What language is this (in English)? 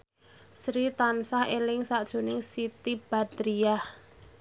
Javanese